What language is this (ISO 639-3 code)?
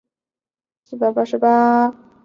zho